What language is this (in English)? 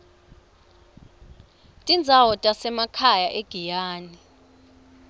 Swati